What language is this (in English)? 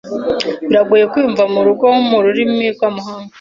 Kinyarwanda